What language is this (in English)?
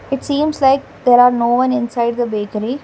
English